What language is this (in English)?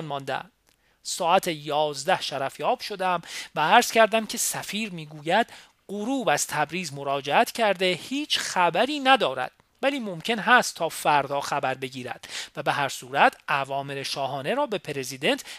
Persian